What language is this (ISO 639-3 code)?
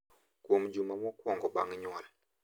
luo